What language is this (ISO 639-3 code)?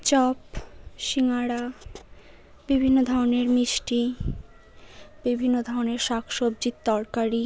ben